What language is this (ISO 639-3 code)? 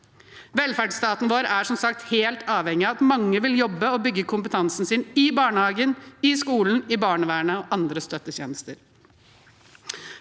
nor